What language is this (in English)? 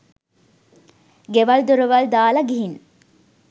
Sinhala